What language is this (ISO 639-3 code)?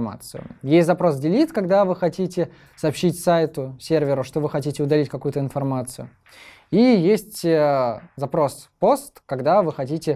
rus